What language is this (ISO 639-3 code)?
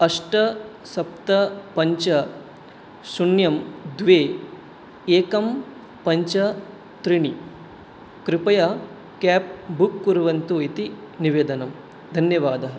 san